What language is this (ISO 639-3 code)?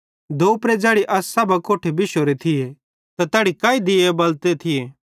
bhd